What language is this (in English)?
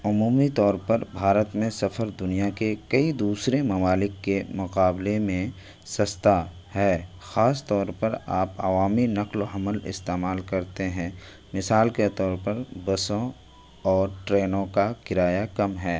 Urdu